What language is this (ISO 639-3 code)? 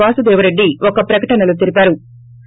tel